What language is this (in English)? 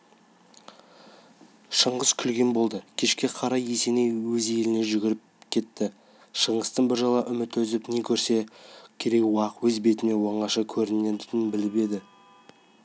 Kazakh